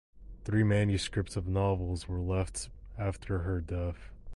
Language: English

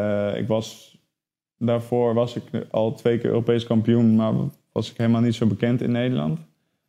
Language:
Dutch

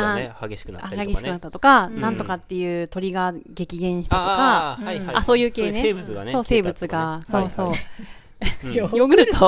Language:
Japanese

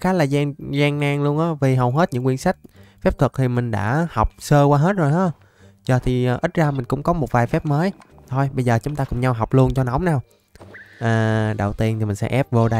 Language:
Vietnamese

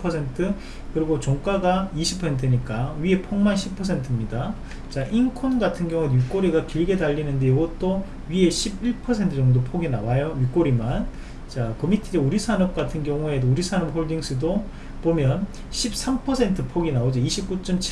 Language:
Korean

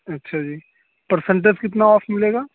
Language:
Urdu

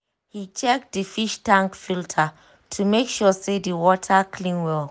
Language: Nigerian Pidgin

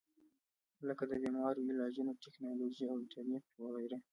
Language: Pashto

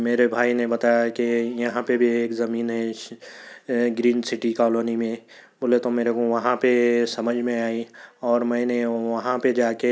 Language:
Urdu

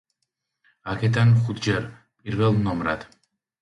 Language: Georgian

